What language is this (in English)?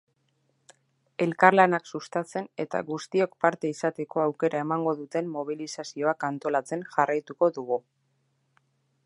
Basque